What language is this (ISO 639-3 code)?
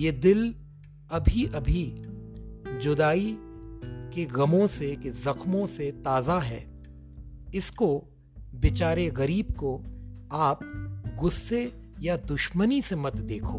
hin